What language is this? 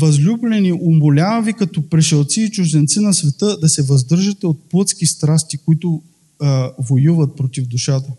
Bulgarian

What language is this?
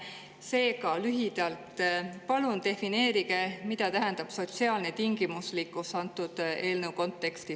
Estonian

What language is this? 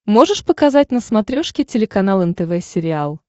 Russian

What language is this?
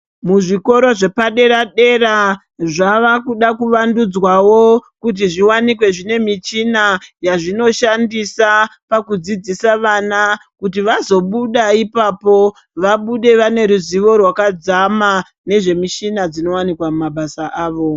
Ndau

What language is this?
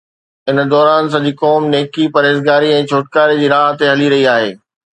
Sindhi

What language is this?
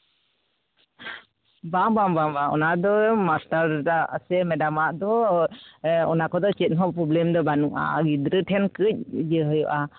Santali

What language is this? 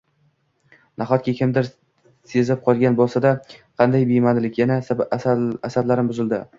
Uzbek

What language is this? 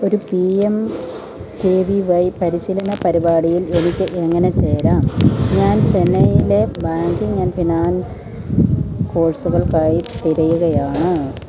Malayalam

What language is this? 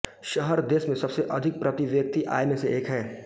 Hindi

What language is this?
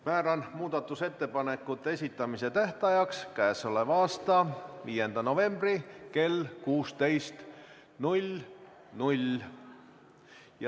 Estonian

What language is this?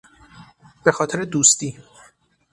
Persian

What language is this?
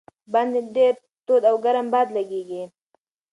Pashto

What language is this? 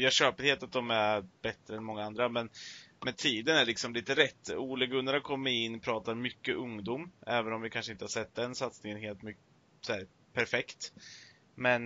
Swedish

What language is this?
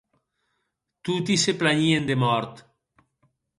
Occitan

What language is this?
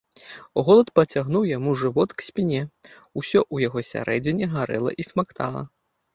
Belarusian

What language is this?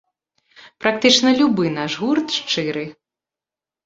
Belarusian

